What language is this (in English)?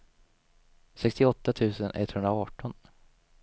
Swedish